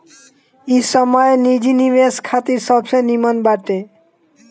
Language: Bhojpuri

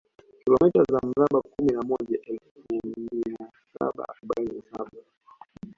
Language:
Swahili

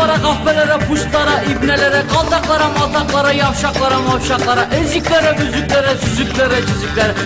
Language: Turkish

